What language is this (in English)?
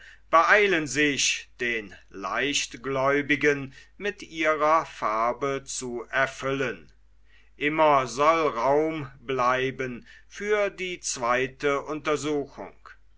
German